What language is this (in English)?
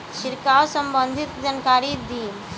Bhojpuri